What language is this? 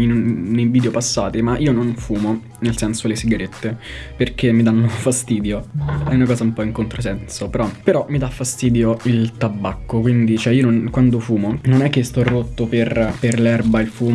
Italian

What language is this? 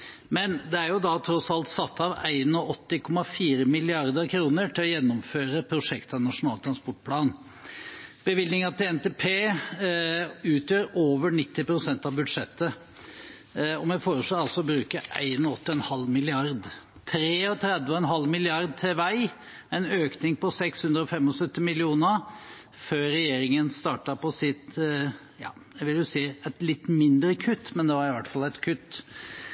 Norwegian Bokmål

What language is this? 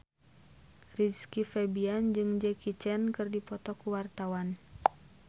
Sundanese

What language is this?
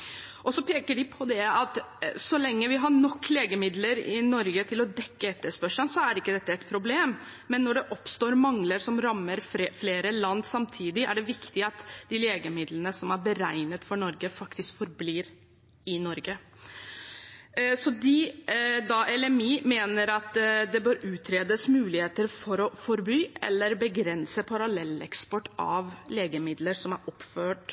Norwegian Bokmål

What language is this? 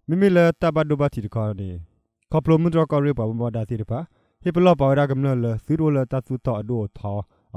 Thai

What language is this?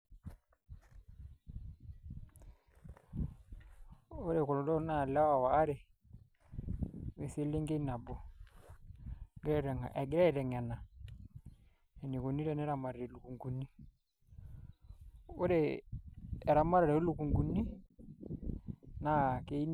Masai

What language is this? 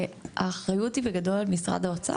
Hebrew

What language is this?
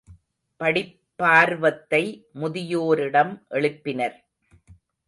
Tamil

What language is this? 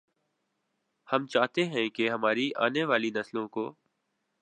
Urdu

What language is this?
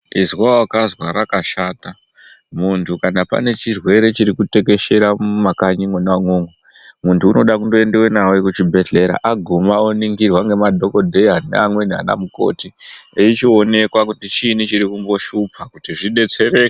Ndau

